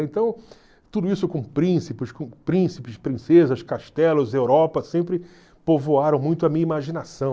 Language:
Portuguese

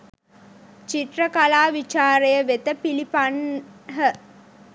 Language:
Sinhala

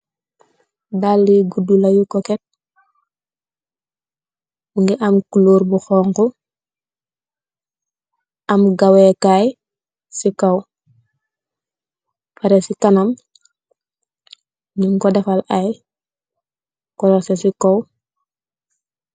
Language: Wolof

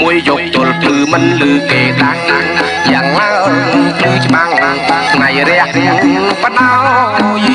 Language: Khmer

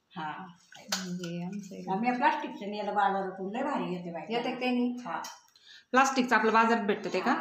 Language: Thai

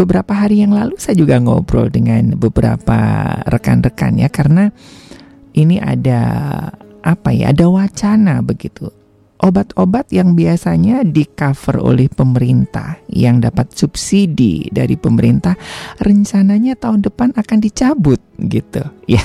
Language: Indonesian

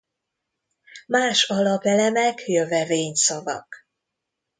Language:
Hungarian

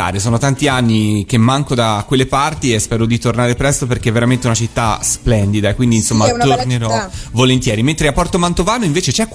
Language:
Italian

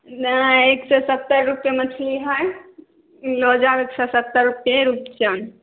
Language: Maithili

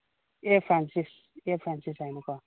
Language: Manipuri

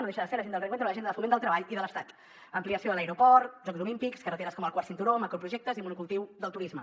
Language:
Catalan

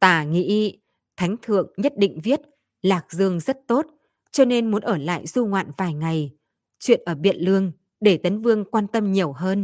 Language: Vietnamese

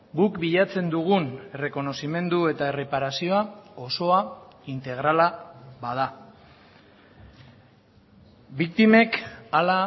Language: Basque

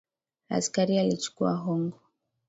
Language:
Swahili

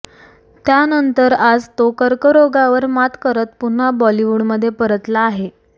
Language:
Marathi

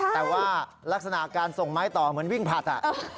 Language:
Thai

